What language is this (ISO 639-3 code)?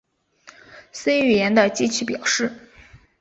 zho